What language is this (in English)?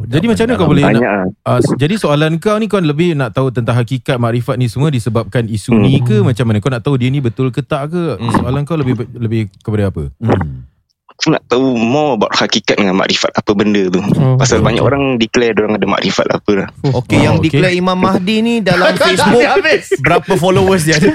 Malay